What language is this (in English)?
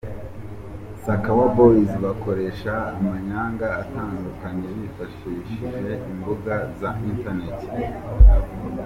Kinyarwanda